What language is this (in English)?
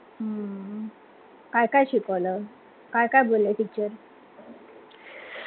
Marathi